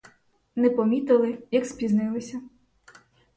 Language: Ukrainian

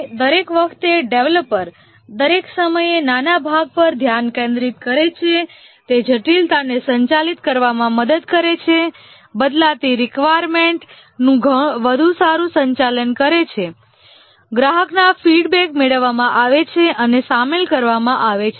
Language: Gujarati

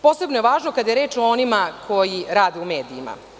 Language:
Serbian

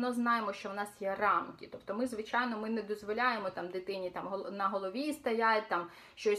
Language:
Ukrainian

